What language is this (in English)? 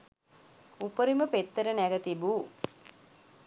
Sinhala